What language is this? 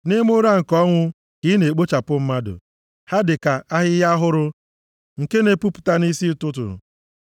Igbo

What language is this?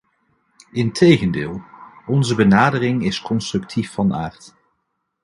Dutch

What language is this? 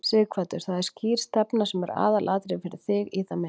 Icelandic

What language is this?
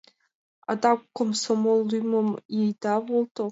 Mari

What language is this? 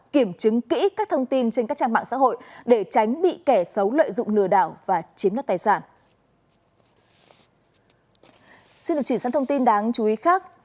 Vietnamese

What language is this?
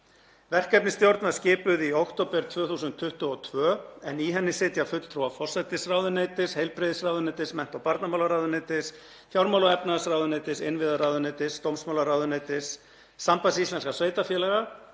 Icelandic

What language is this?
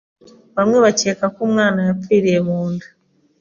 Kinyarwanda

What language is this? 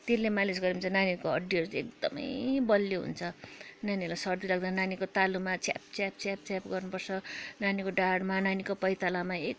Nepali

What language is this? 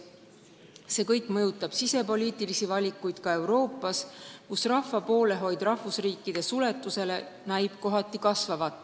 Estonian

